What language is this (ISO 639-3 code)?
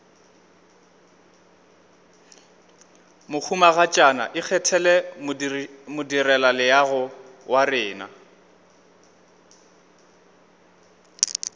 nso